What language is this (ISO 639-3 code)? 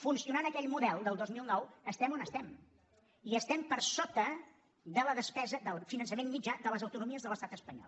cat